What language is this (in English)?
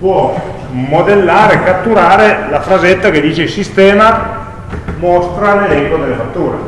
Italian